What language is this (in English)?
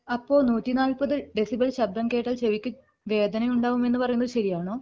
Malayalam